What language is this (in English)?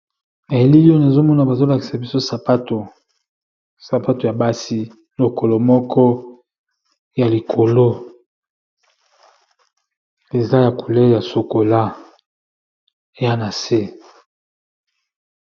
Lingala